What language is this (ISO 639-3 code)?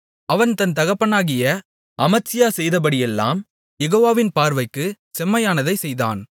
tam